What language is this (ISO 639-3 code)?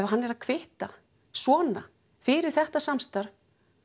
isl